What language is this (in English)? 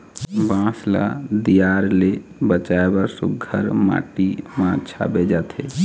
Chhattisgarhi